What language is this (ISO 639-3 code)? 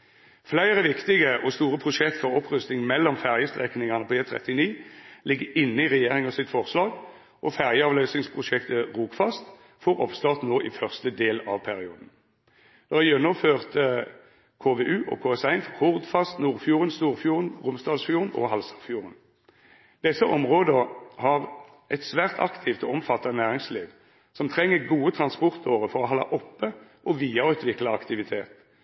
nno